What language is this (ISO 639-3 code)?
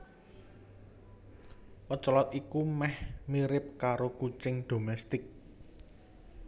jav